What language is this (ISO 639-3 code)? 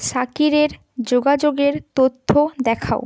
ben